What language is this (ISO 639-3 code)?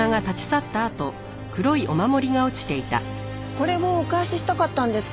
jpn